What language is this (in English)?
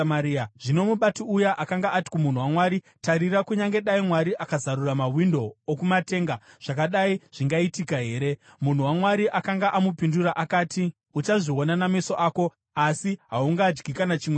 Shona